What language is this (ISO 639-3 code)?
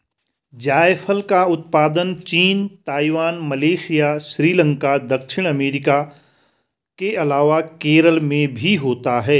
hin